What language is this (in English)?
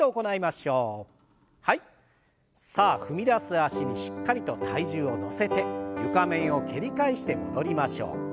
Japanese